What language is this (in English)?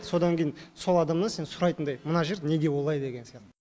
Kazakh